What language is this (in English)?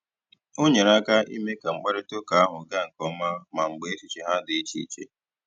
Igbo